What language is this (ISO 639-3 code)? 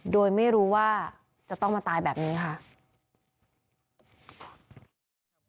tha